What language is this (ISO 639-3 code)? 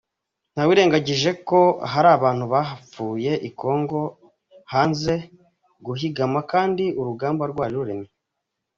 kin